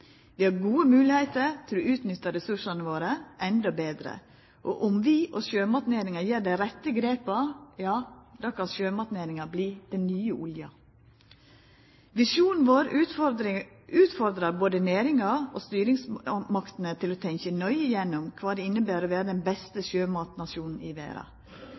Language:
Norwegian Nynorsk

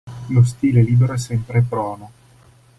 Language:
Italian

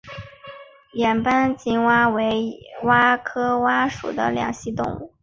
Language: Chinese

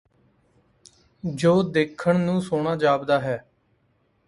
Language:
Punjabi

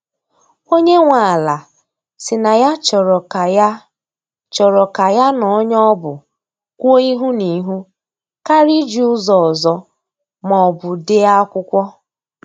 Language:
Igbo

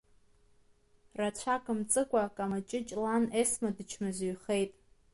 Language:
Abkhazian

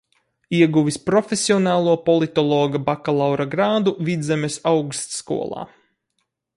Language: Latvian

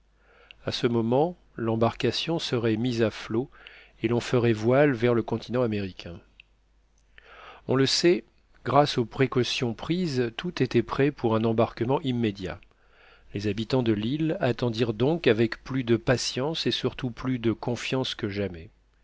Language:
French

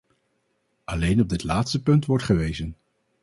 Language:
Dutch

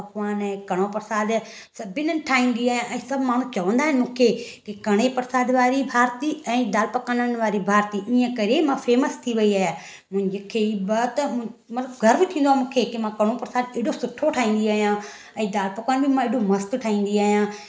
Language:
Sindhi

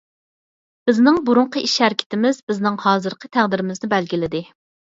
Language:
Uyghur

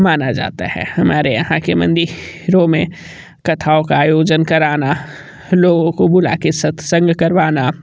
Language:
Hindi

